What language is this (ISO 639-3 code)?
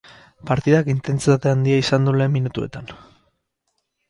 eus